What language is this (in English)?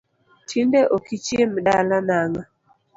Luo (Kenya and Tanzania)